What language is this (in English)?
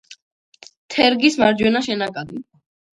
Georgian